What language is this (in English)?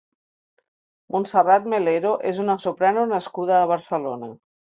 Catalan